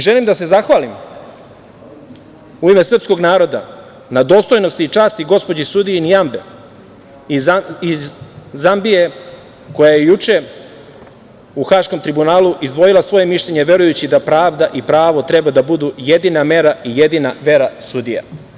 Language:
Serbian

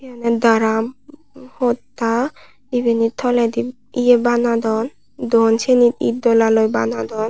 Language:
Chakma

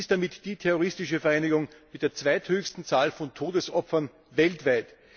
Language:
German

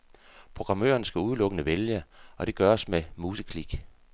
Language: Danish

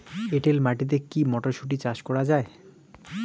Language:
Bangla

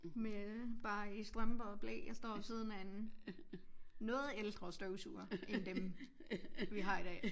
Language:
Danish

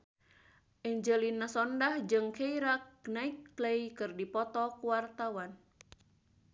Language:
Sundanese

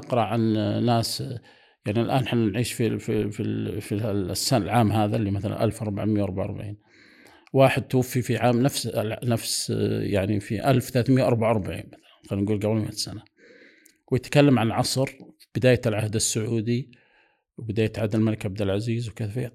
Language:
Arabic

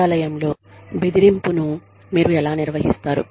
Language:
Telugu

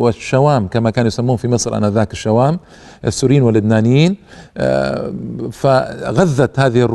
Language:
Arabic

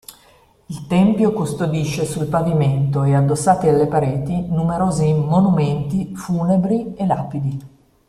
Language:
Italian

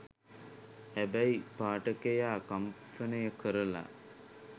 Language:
Sinhala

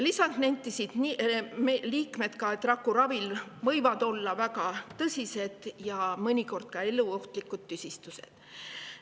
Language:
Estonian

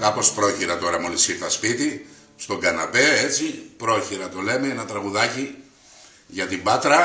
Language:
Greek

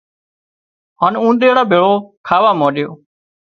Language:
Wadiyara Koli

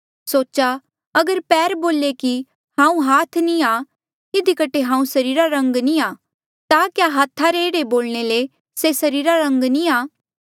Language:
Mandeali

